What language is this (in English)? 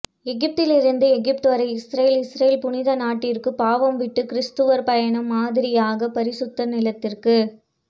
Tamil